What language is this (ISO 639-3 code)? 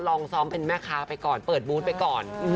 tha